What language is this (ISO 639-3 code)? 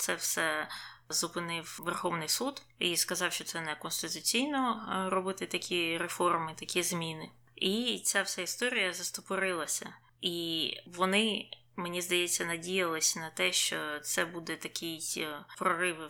ukr